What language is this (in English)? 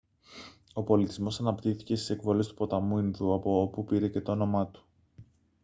Greek